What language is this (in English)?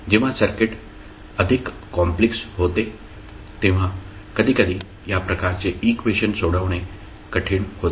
Marathi